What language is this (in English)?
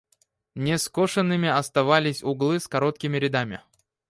Russian